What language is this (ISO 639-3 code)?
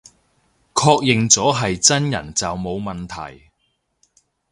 yue